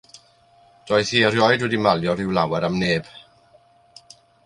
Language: Welsh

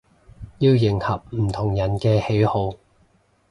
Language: Cantonese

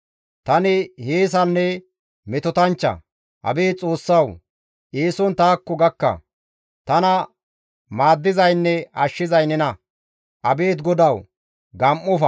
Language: Gamo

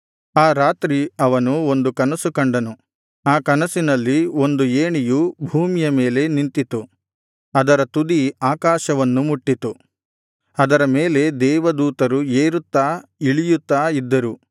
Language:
Kannada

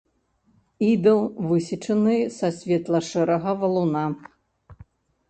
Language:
Belarusian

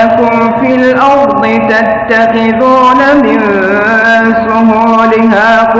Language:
Arabic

